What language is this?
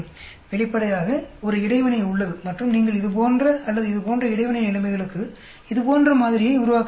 Tamil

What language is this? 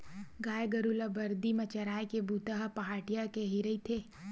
Chhattisgarhi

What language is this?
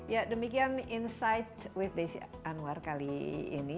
Indonesian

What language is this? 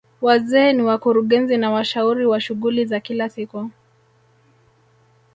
Swahili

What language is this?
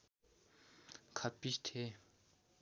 Nepali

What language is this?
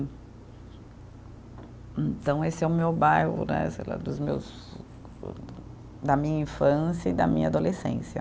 Portuguese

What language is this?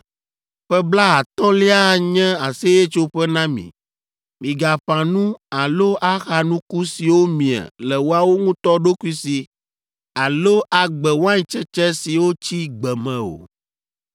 Ewe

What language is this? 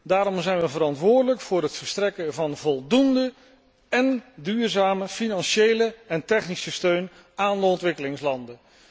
Dutch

